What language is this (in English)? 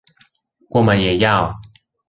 Chinese